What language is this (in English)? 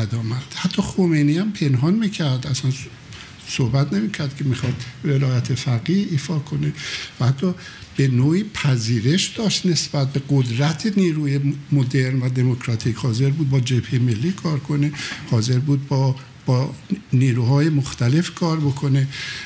Persian